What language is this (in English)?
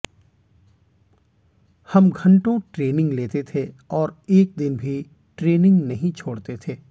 Hindi